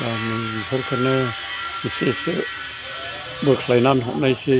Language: Bodo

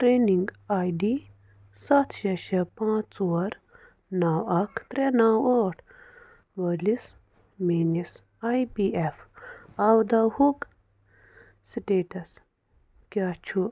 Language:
Kashmiri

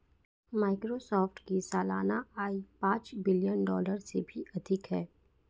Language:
Hindi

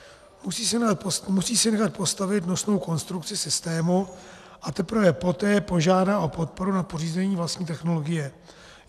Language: Czech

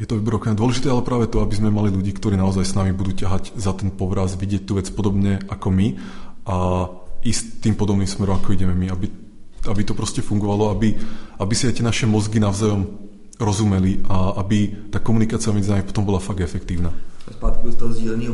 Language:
Czech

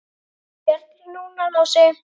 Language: Icelandic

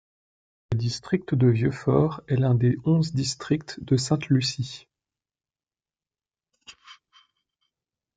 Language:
French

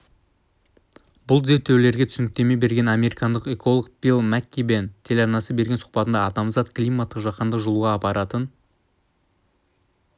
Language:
Kazakh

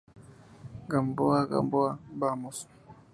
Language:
Spanish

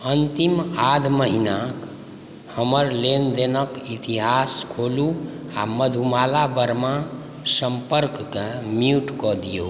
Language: Maithili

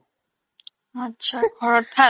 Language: Assamese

